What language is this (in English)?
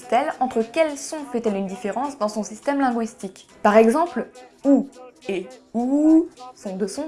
French